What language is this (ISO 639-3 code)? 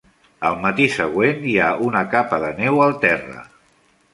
cat